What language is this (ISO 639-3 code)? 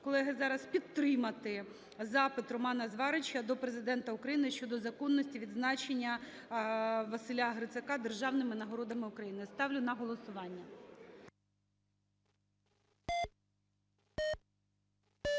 ukr